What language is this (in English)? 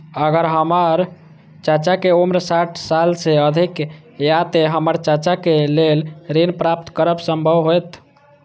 Maithili